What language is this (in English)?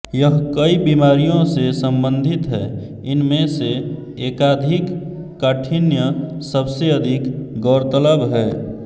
Hindi